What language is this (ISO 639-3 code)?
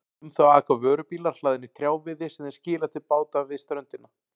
isl